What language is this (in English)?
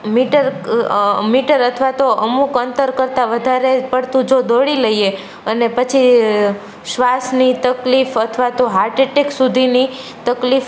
Gujarati